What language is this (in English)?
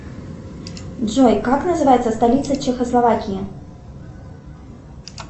Russian